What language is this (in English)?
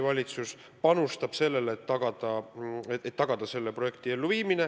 Estonian